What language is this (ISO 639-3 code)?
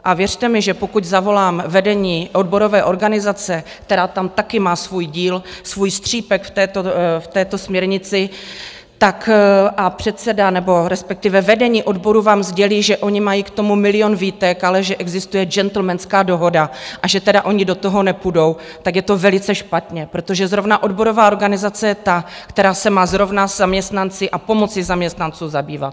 ces